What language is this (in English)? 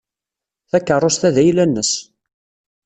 Kabyle